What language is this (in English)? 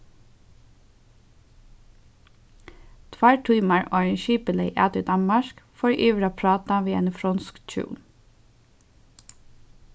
Faroese